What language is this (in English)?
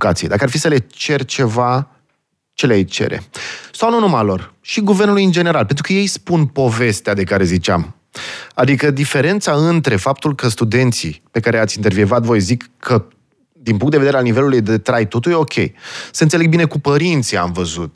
Romanian